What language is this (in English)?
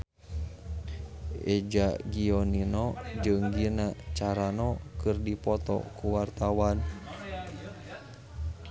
Sundanese